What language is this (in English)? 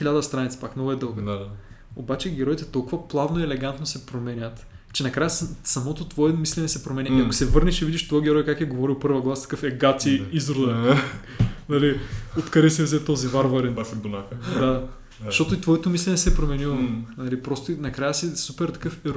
Bulgarian